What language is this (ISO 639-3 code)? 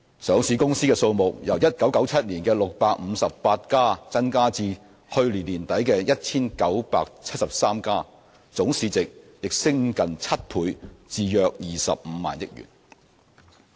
yue